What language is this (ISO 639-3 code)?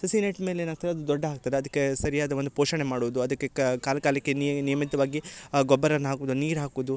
kan